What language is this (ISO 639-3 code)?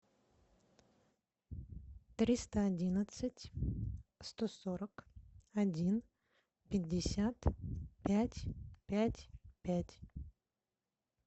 rus